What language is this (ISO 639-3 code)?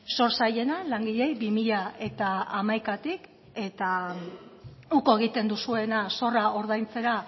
eus